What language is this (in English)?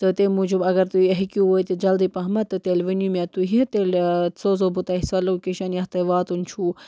Kashmiri